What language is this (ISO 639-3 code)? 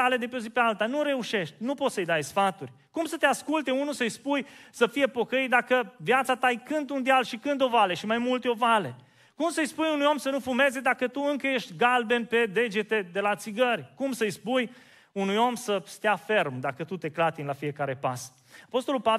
ron